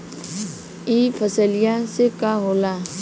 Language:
Bhojpuri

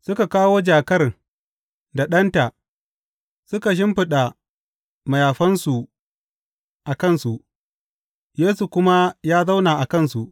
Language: Hausa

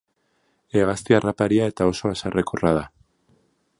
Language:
Basque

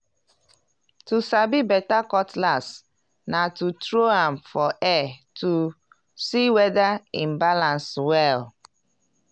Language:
Nigerian Pidgin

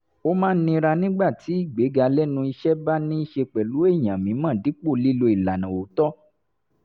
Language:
Yoruba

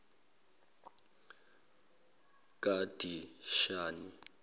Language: Zulu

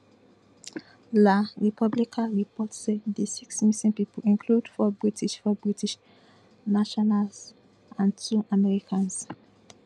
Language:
Nigerian Pidgin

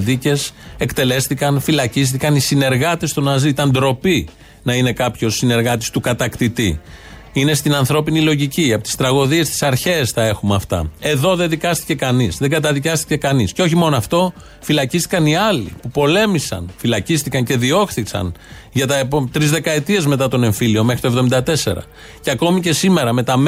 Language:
Greek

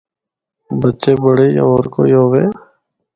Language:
Northern Hindko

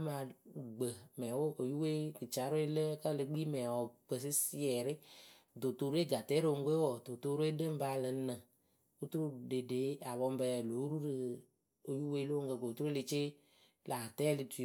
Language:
Akebu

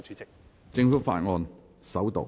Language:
Cantonese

